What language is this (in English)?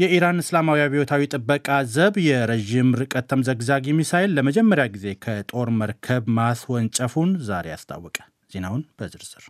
Amharic